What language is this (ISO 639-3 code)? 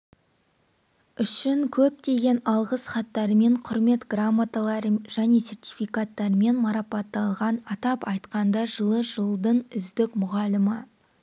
kaz